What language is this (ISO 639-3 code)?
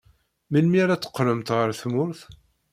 kab